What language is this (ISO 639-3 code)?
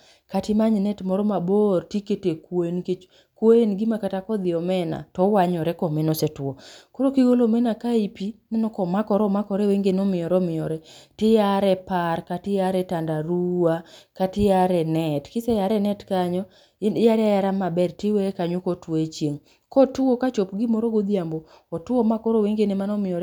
luo